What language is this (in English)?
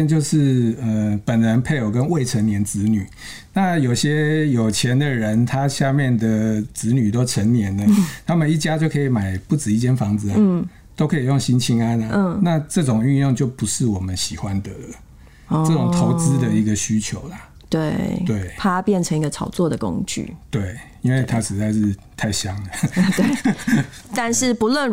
Chinese